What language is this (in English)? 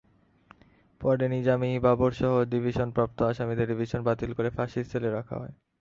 Bangla